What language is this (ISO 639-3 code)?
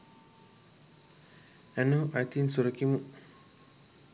sin